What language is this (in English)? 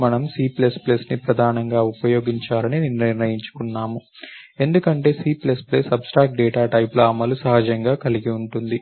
Telugu